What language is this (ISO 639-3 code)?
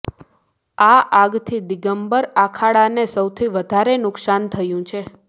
guj